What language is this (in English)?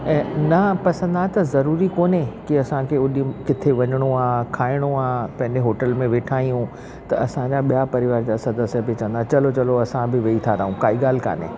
Sindhi